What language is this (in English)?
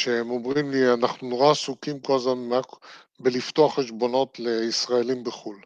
Hebrew